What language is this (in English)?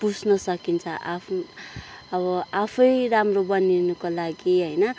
Nepali